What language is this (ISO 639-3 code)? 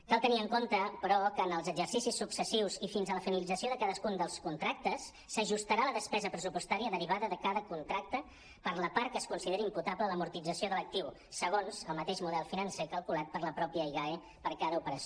cat